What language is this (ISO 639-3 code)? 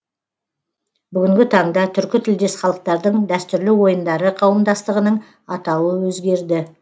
kaz